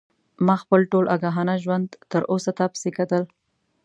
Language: Pashto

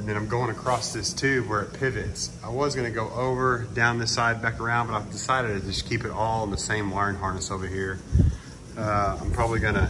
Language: English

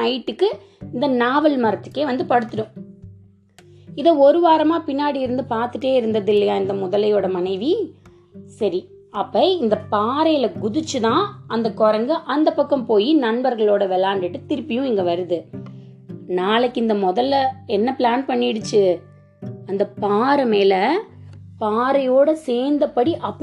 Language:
Tamil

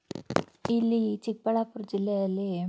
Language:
Kannada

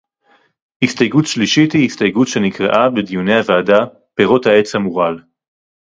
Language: Hebrew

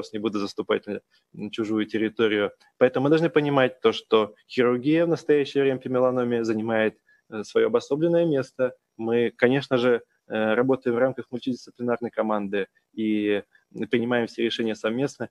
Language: Russian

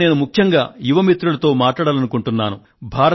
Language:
Telugu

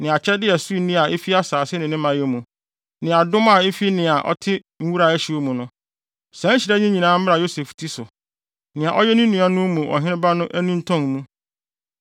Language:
Akan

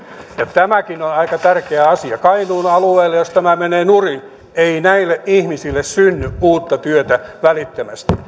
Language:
Finnish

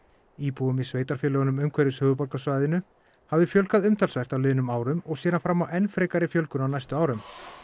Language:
Icelandic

